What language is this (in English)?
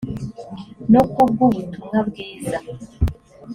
Kinyarwanda